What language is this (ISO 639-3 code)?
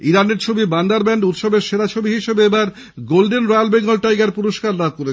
ben